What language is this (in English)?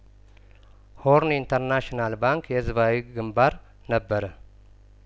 Amharic